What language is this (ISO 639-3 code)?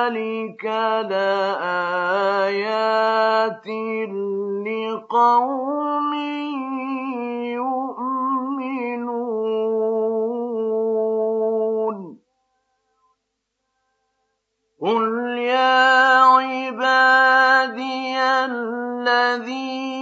ara